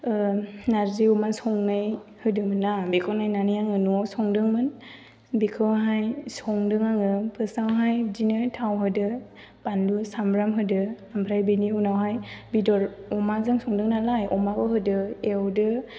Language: Bodo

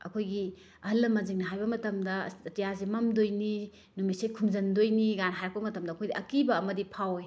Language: Manipuri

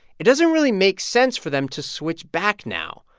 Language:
English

